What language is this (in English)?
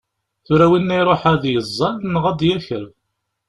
Kabyle